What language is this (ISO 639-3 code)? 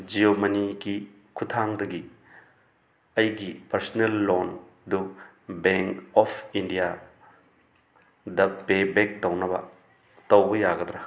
mni